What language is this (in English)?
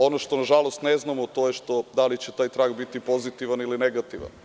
Serbian